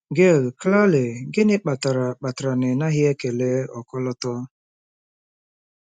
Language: Igbo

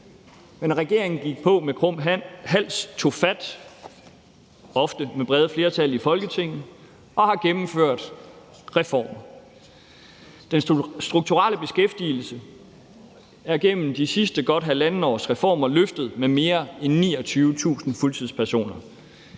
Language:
Danish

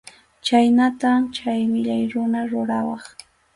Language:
Arequipa-La Unión Quechua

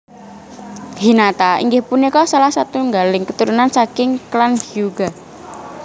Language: Javanese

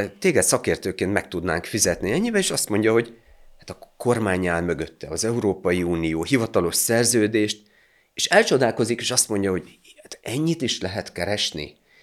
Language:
Hungarian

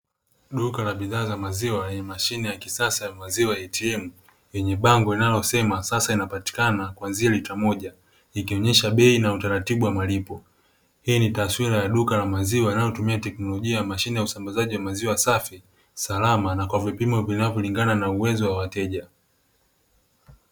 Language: Swahili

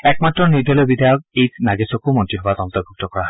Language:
Assamese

